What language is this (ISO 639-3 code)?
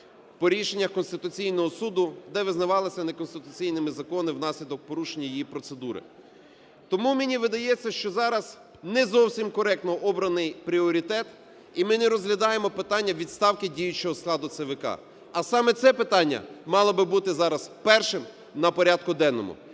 ukr